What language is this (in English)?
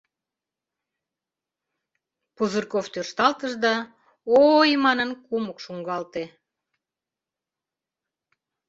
Mari